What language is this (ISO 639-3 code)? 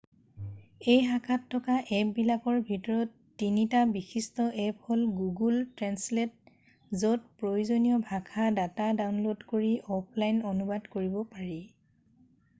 asm